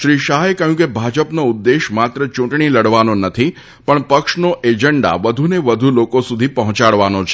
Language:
Gujarati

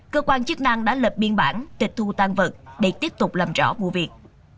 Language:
Vietnamese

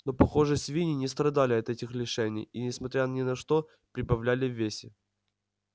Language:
Russian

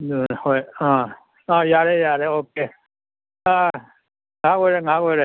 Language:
Manipuri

